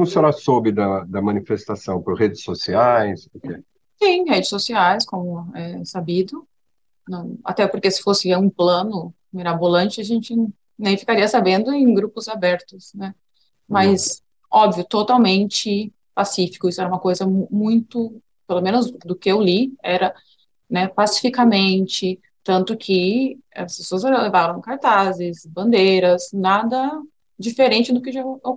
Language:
Portuguese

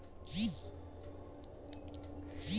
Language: Maithili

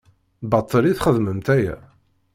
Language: Kabyle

